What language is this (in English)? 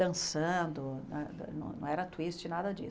Portuguese